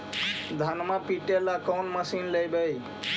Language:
Magahi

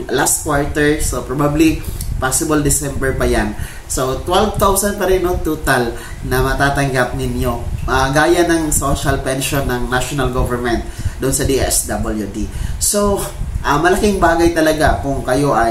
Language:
Filipino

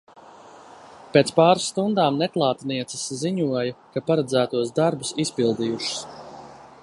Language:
Latvian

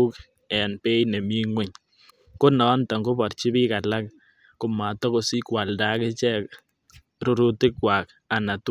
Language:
Kalenjin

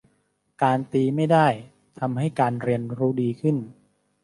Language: Thai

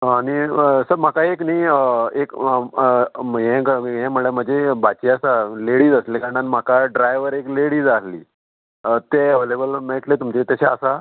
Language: Konkani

